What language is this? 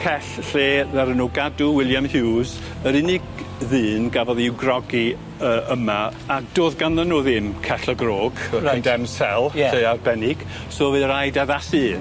Welsh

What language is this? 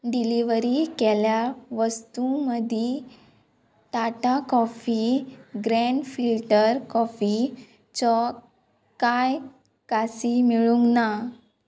Konkani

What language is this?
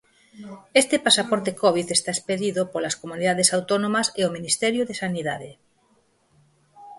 Galician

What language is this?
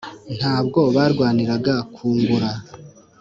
Kinyarwanda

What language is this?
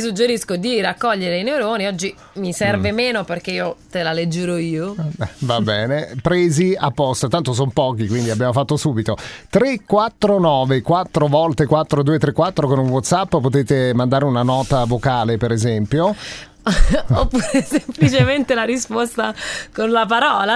Italian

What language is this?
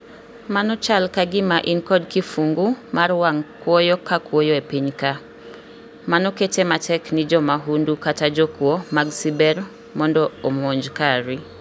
Luo (Kenya and Tanzania)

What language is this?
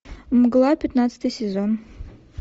Russian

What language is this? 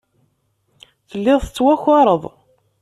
Kabyle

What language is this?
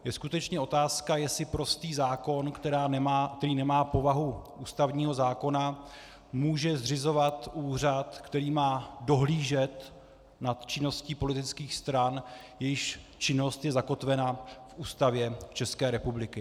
Czech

